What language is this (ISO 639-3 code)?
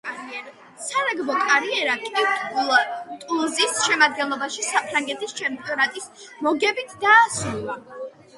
kat